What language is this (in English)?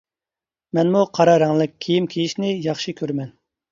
Uyghur